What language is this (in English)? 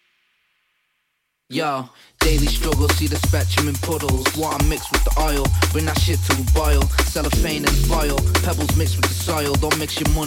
English